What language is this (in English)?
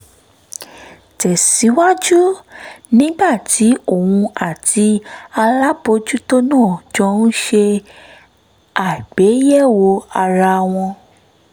Yoruba